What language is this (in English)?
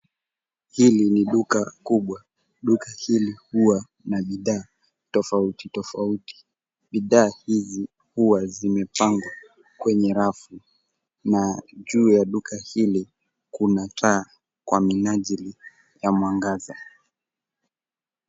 Swahili